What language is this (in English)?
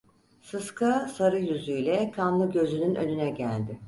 Turkish